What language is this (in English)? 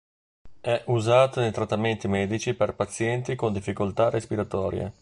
Italian